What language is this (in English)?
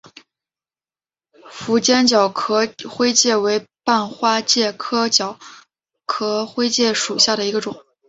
Chinese